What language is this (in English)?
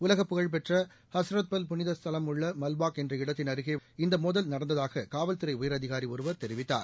Tamil